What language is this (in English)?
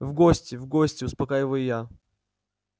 Russian